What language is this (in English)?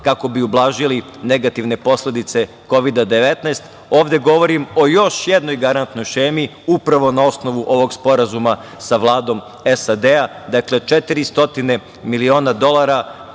Serbian